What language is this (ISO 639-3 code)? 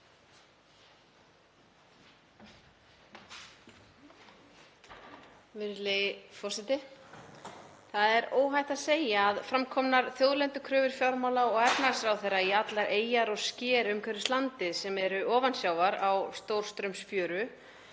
isl